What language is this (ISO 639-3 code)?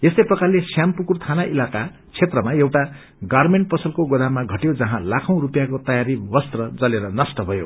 nep